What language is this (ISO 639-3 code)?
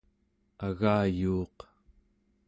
esu